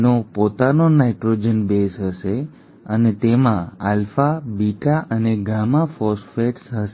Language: Gujarati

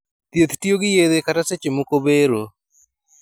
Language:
Luo (Kenya and Tanzania)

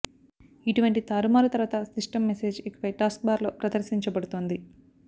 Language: Telugu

